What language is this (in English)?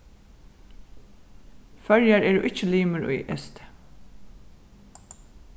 Faroese